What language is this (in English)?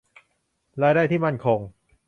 Thai